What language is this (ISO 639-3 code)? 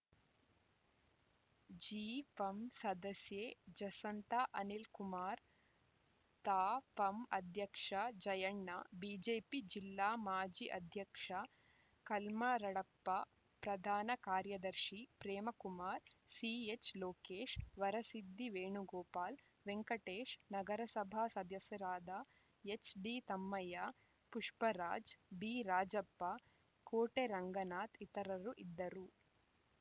kan